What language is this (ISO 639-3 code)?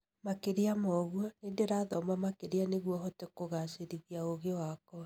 kik